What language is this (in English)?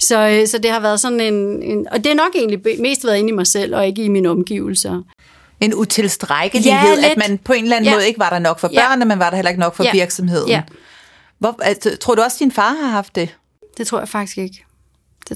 Danish